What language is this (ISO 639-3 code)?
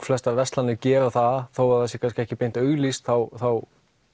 isl